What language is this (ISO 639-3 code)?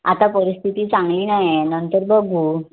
mar